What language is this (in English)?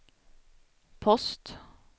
Swedish